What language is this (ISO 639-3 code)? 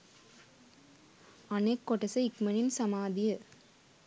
sin